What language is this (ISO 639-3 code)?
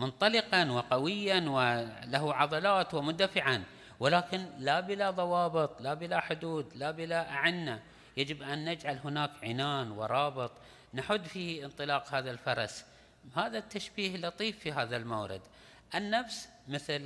ara